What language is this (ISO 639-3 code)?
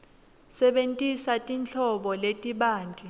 ssw